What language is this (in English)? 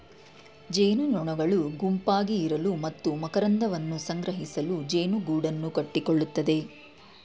Kannada